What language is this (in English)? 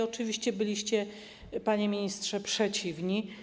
Polish